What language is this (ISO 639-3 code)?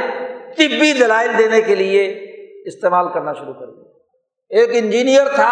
urd